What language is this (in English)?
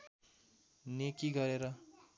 Nepali